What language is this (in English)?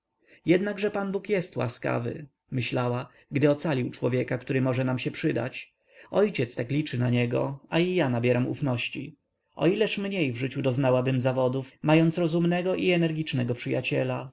Polish